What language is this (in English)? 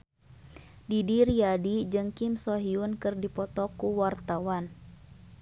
Sundanese